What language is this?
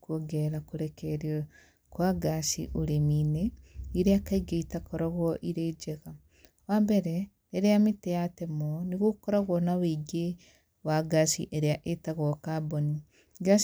Kikuyu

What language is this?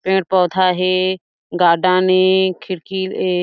Chhattisgarhi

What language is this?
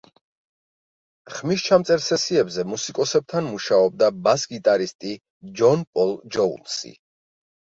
Georgian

